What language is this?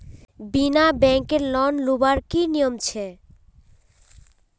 Magahi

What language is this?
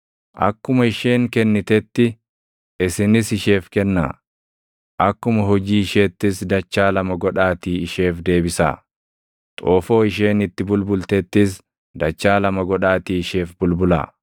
Oromo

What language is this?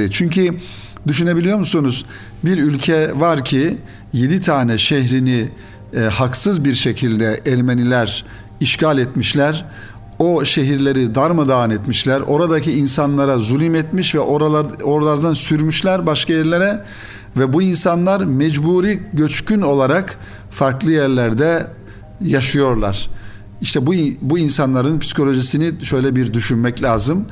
Turkish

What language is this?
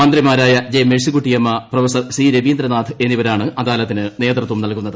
Malayalam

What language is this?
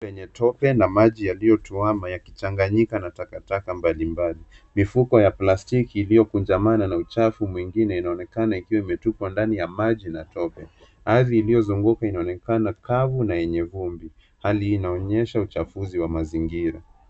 Swahili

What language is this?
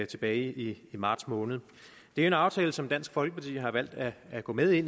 Danish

